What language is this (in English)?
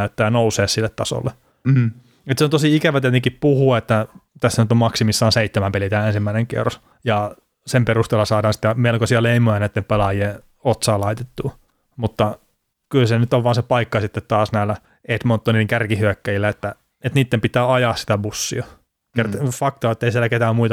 Finnish